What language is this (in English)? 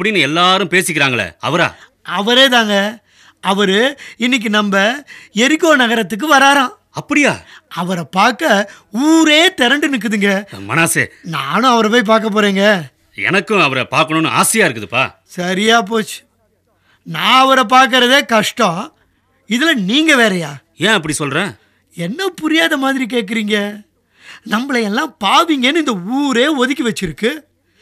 Tamil